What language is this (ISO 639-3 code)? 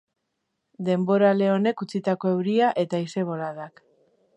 eus